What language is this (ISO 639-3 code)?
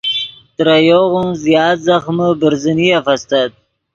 ydg